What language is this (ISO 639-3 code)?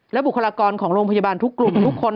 tha